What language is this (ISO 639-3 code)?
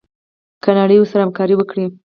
pus